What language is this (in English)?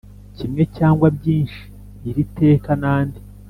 Kinyarwanda